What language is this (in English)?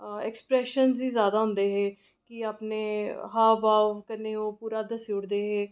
Dogri